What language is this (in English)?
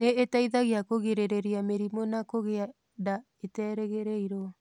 Kikuyu